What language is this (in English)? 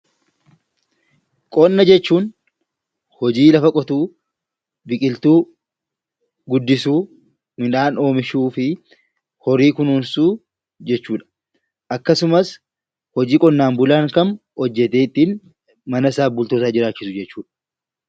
Oromo